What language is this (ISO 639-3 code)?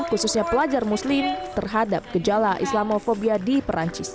ind